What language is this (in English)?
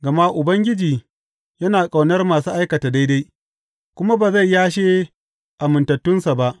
Hausa